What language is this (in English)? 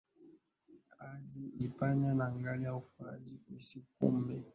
Swahili